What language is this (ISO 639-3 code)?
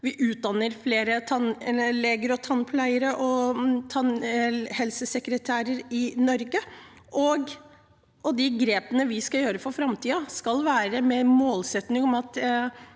nor